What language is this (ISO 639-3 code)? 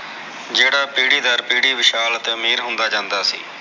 pan